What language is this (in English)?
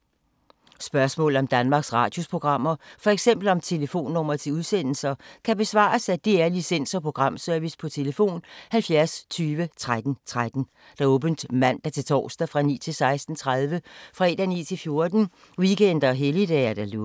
Danish